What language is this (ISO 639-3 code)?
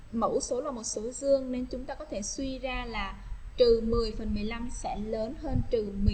vie